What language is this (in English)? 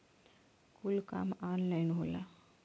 Bhojpuri